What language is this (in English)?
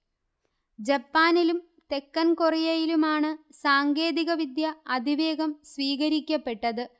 Malayalam